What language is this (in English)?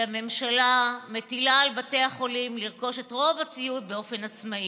Hebrew